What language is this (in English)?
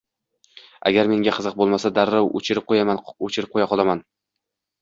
Uzbek